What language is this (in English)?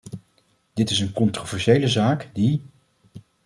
Dutch